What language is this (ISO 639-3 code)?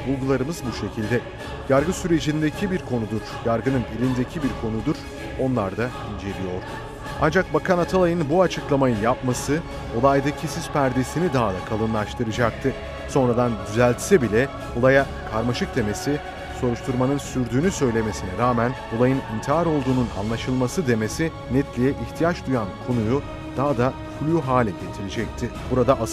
tur